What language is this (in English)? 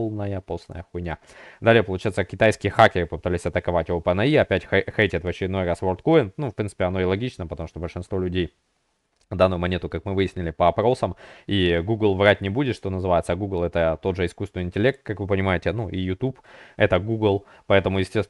Russian